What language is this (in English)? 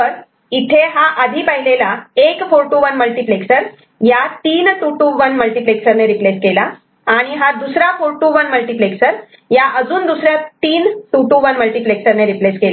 Marathi